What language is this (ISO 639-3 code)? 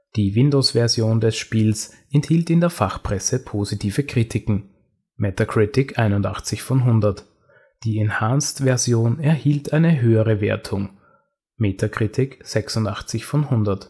deu